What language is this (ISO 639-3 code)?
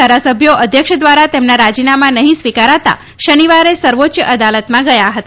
guj